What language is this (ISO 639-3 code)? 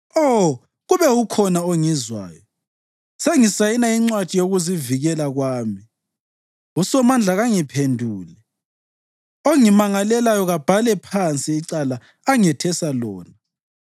nde